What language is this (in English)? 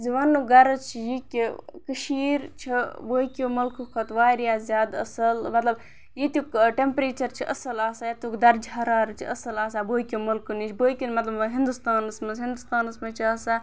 Kashmiri